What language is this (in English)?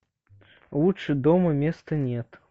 Russian